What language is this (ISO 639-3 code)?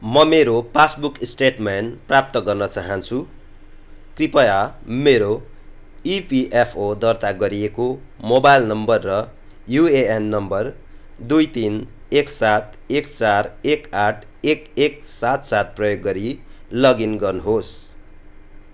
nep